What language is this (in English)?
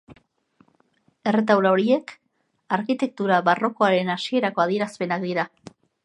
Basque